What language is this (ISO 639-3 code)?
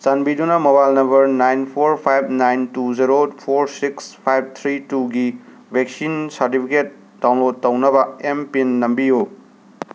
mni